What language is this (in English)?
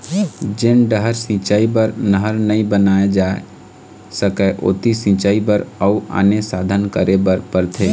Chhattisgarhi